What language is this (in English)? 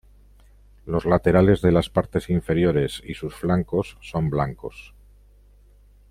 Spanish